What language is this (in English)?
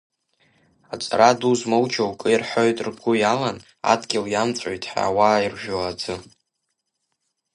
Abkhazian